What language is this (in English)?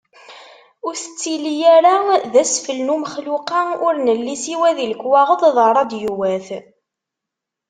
Kabyle